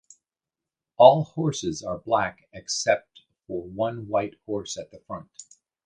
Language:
English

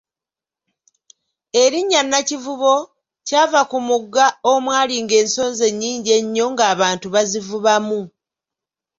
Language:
Ganda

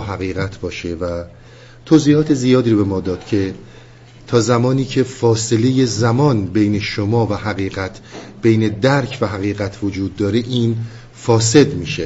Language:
Persian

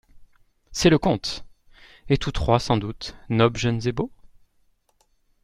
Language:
French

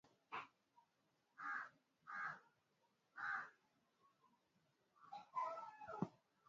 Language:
Swahili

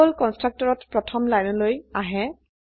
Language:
Assamese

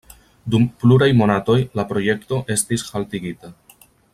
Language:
Esperanto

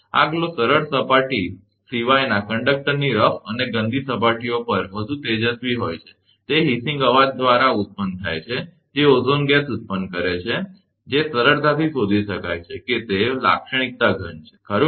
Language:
Gujarati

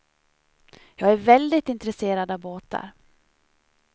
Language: Swedish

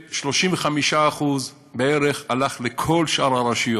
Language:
Hebrew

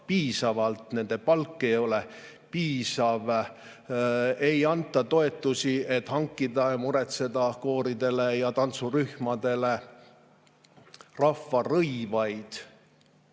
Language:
Estonian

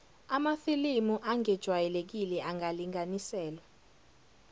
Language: Zulu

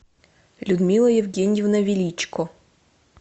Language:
Russian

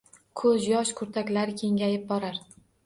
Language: Uzbek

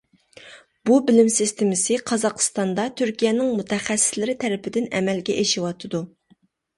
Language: Uyghur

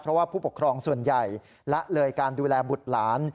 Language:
Thai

